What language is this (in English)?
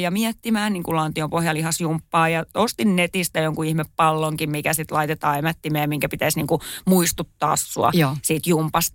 Finnish